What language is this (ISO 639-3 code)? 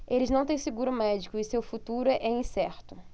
por